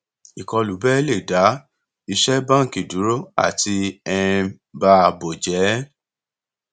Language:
Yoruba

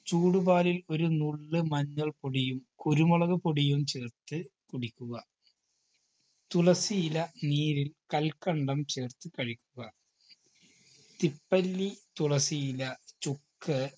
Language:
Malayalam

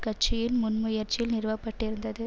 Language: Tamil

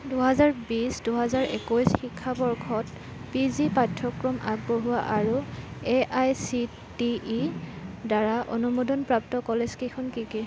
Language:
Assamese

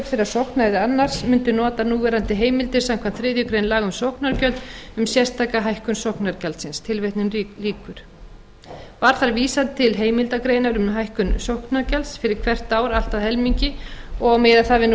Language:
Icelandic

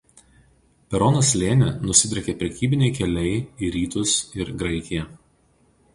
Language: Lithuanian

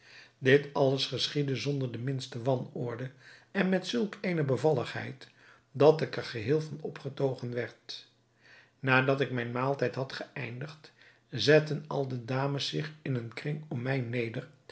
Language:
Dutch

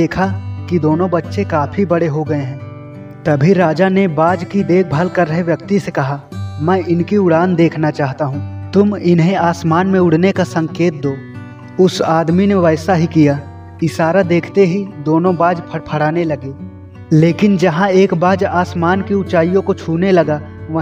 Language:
Hindi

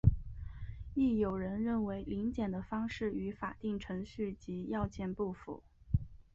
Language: Chinese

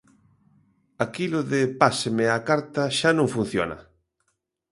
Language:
Galician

